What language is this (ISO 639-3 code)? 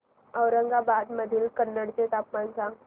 mar